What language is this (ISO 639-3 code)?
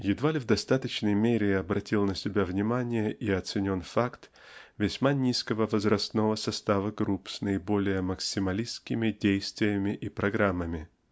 rus